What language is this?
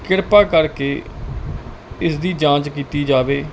Punjabi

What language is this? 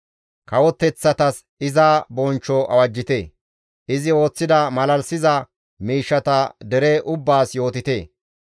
Gamo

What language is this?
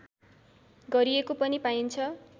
Nepali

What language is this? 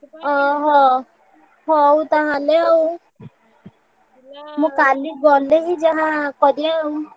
Odia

